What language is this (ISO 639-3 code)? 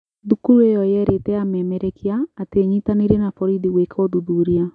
kik